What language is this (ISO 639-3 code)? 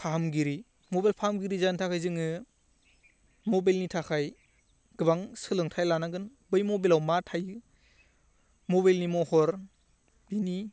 brx